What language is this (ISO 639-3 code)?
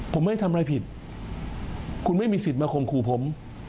tha